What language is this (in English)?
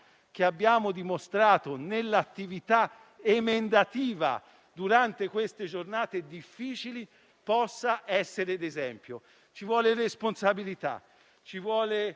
Italian